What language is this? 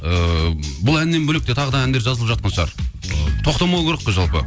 Kazakh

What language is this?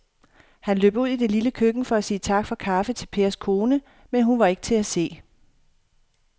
Danish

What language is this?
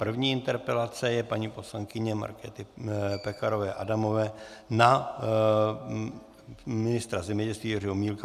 Czech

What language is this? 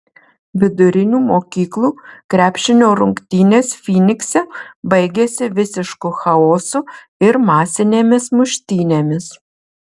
Lithuanian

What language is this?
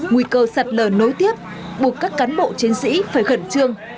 Vietnamese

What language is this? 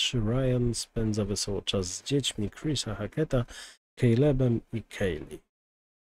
Polish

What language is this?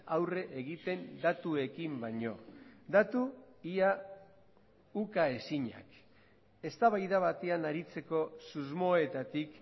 Basque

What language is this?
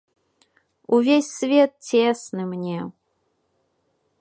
Belarusian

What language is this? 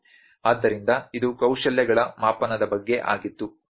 Kannada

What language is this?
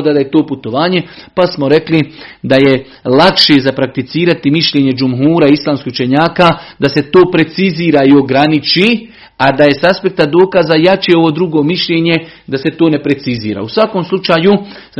Croatian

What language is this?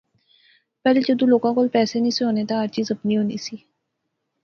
Pahari-Potwari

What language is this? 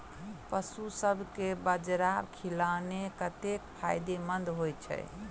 Maithili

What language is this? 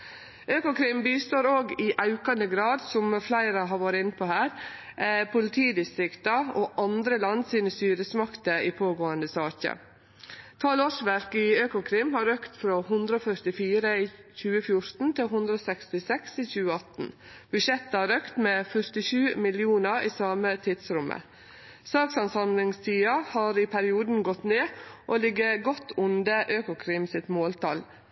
Norwegian Nynorsk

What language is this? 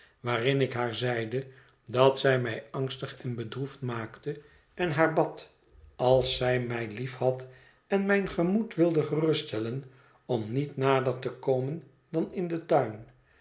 Dutch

